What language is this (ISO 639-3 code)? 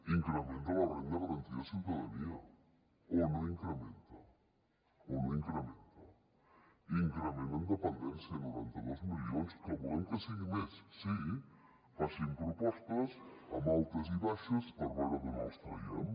cat